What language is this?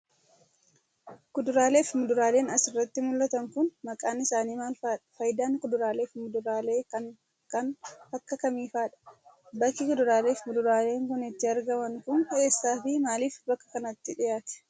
Oromo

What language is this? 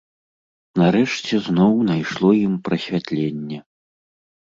Belarusian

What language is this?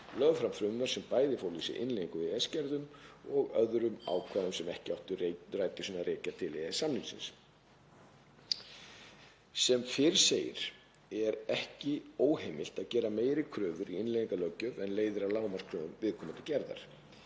Icelandic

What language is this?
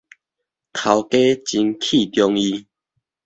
Min Nan Chinese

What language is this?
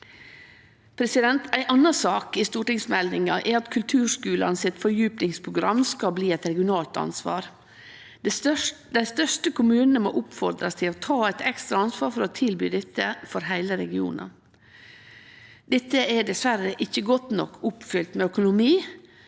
Norwegian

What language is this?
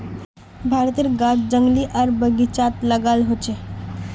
Magahi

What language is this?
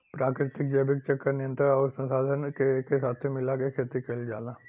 Bhojpuri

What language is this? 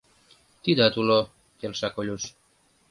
Mari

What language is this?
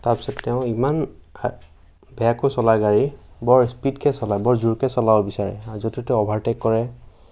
Assamese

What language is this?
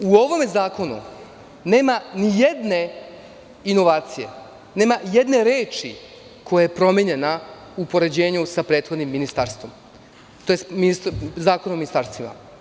Serbian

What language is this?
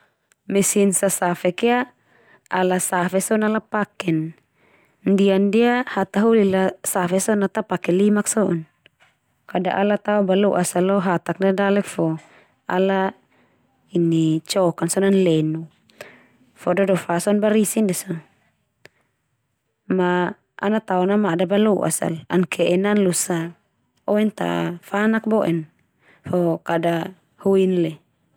Termanu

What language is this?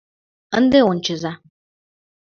Mari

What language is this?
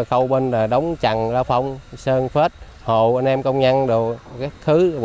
Vietnamese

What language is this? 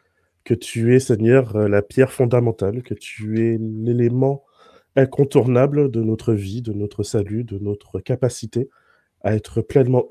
French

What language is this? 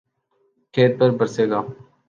Urdu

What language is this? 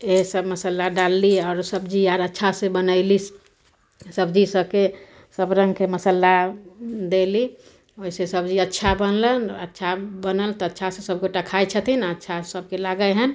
Maithili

